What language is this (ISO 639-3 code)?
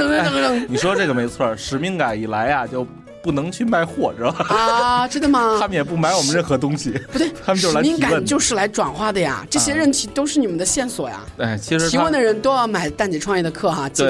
zho